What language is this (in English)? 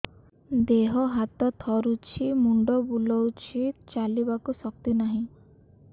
Odia